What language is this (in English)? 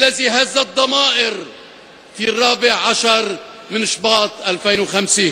Arabic